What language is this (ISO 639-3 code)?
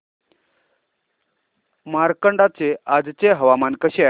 mar